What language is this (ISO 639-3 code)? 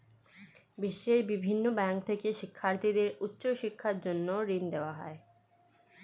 ben